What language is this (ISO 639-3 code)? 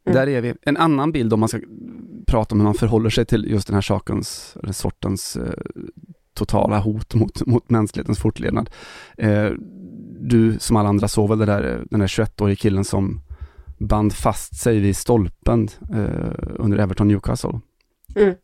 swe